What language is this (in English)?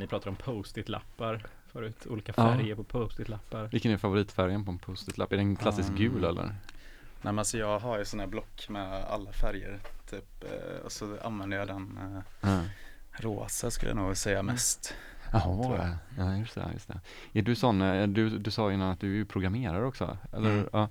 Swedish